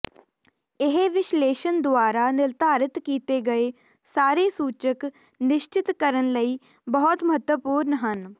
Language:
Punjabi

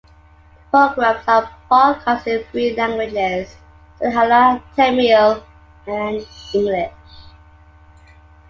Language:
English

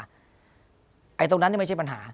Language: Thai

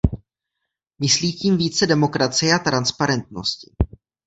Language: Czech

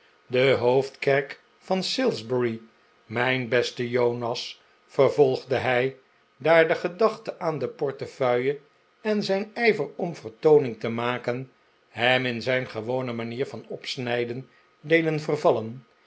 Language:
Dutch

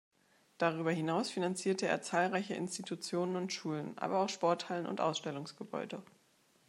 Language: German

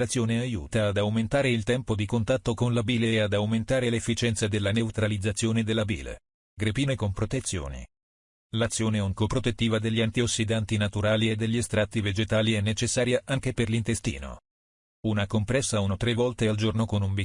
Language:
Italian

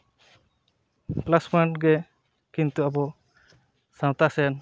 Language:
Santali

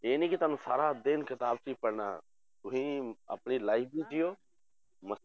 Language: Punjabi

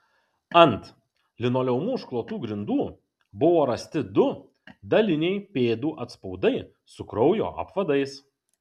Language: Lithuanian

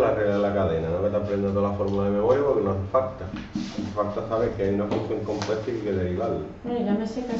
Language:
Spanish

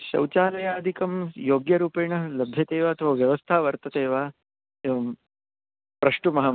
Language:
Sanskrit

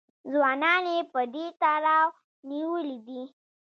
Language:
Pashto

